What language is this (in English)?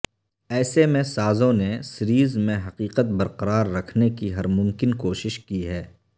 Urdu